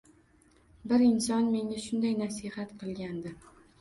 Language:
Uzbek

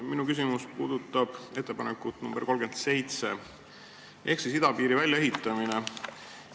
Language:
Estonian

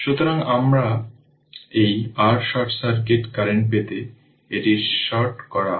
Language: Bangla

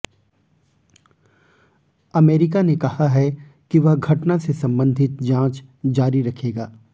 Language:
Hindi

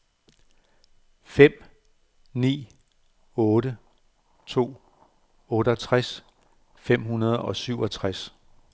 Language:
Danish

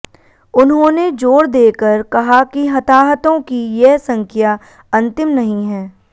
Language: Hindi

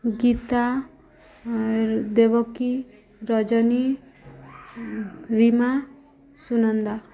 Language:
Odia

